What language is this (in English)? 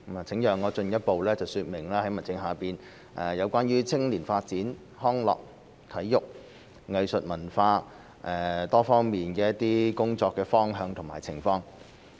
Cantonese